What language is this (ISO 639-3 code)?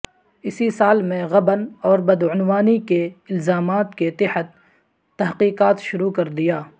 urd